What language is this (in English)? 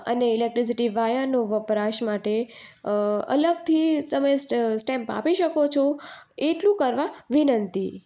Gujarati